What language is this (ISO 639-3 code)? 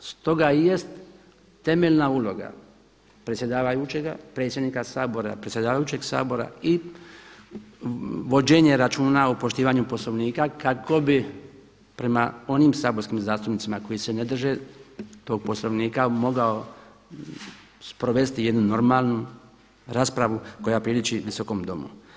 hrv